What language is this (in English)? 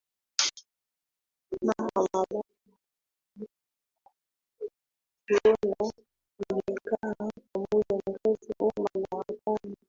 Swahili